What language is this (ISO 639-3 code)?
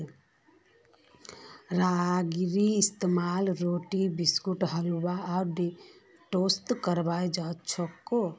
mag